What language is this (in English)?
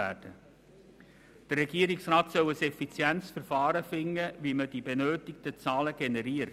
Swiss German